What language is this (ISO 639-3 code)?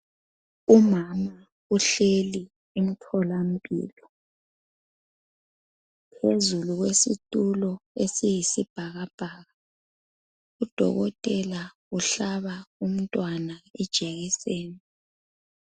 nde